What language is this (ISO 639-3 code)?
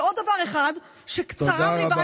heb